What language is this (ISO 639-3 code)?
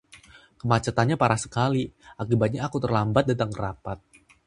ind